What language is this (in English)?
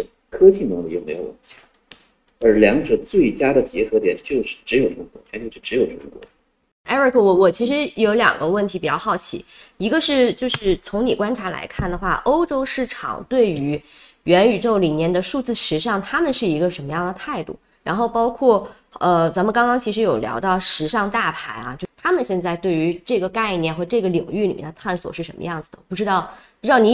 Chinese